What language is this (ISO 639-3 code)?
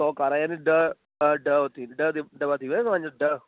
snd